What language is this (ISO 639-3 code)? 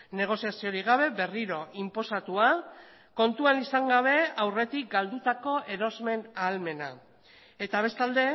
eus